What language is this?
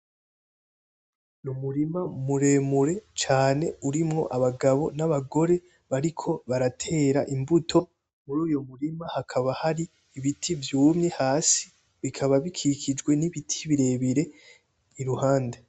Rundi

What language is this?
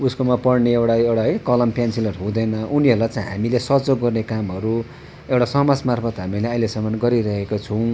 Nepali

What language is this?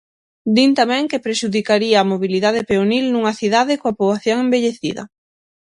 Galician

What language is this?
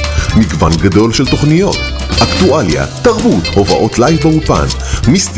Hebrew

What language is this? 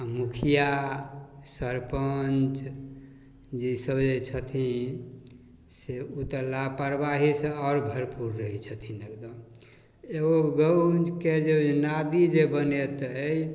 Maithili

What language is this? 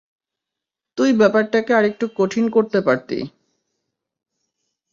Bangla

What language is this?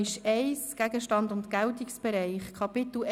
Swiss German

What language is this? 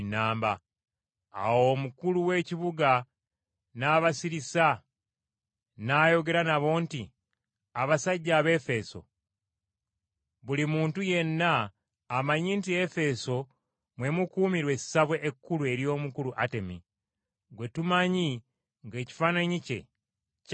Ganda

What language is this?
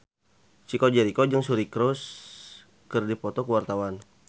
Sundanese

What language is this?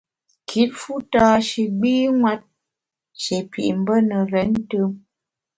Bamun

